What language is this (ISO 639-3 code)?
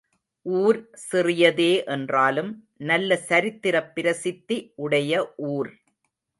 tam